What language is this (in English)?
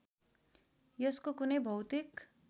Nepali